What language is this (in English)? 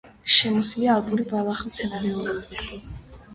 Georgian